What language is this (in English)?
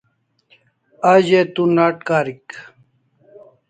Kalasha